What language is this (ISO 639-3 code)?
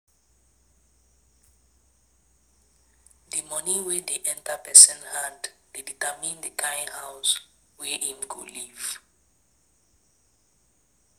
pcm